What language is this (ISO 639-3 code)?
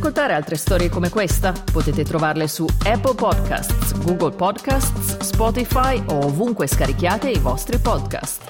ita